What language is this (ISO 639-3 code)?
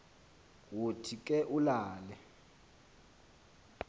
xho